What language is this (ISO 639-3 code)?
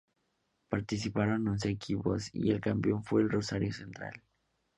spa